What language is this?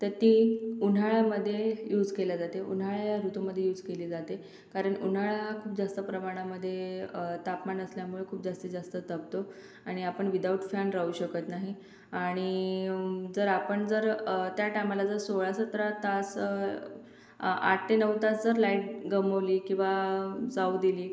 Marathi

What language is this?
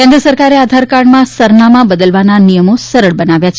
Gujarati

